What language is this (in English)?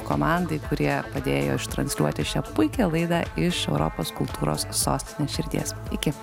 Lithuanian